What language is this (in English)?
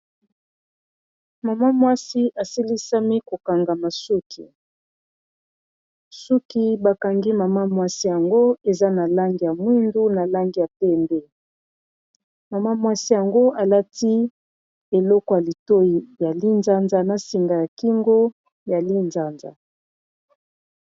Lingala